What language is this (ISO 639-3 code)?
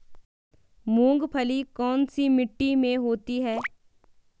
hin